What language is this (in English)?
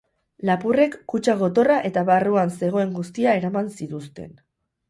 Basque